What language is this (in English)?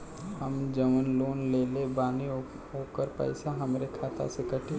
Bhojpuri